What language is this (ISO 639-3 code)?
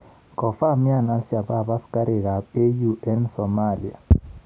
kln